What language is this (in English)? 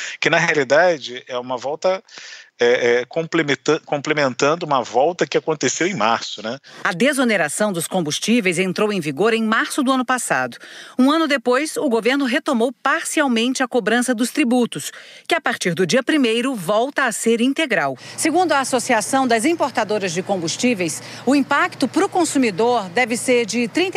Portuguese